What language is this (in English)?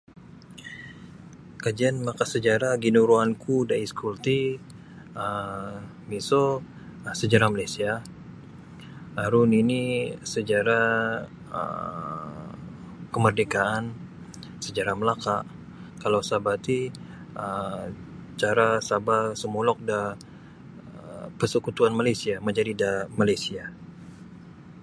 Sabah Bisaya